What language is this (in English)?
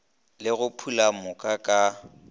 Northern Sotho